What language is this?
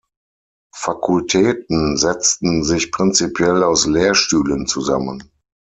German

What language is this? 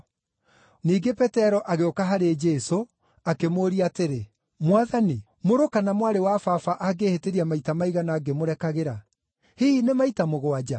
Kikuyu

